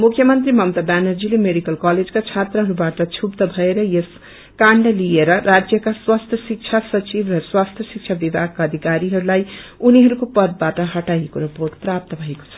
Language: Nepali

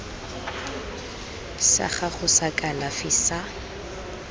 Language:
Tswana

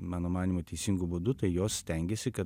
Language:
Lithuanian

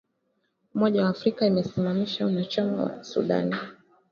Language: Swahili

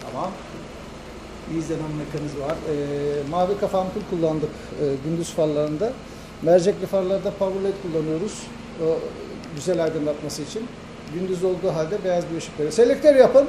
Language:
Turkish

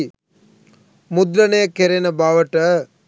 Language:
Sinhala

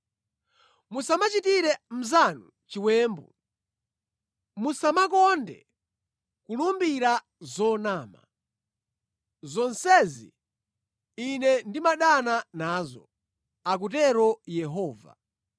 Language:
Nyanja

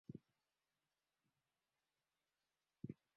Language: Swahili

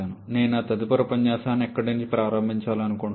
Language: Telugu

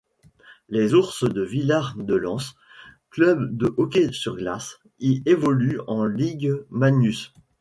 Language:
French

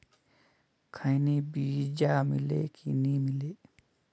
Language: Chhattisgarhi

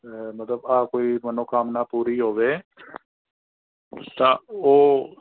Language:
Punjabi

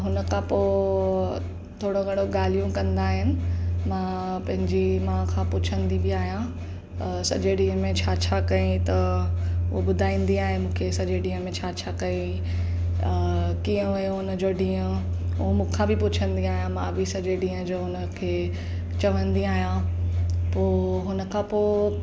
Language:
Sindhi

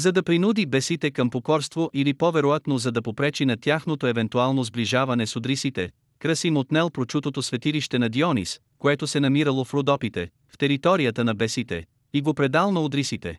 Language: Bulgarian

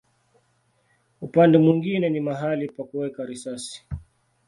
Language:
Swahili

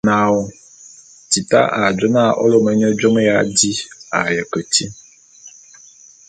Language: Bulu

